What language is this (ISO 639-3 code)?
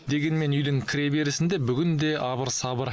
kaz